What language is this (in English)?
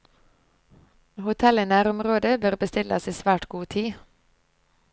Norwegian